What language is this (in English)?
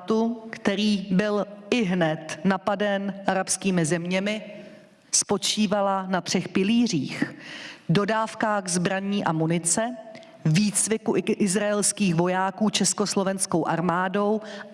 Czech